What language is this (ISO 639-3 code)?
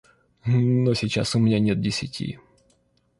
rus